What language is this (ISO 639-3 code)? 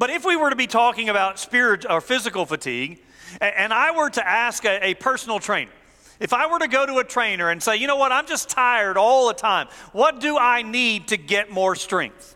eng